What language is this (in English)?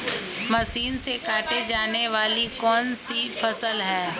Magahi